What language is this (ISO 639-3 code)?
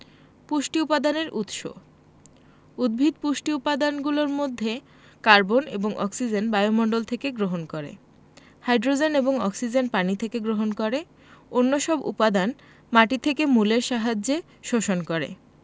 ben